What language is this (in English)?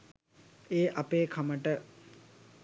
Sinhala